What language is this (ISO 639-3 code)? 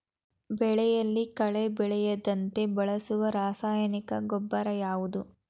kan